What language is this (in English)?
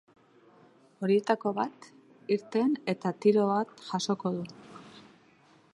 Basque